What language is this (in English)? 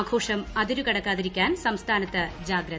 Malayalam